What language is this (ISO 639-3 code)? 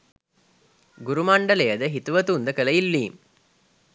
sin